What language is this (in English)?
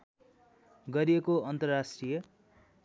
Nepali